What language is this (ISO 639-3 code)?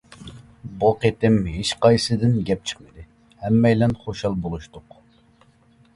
uig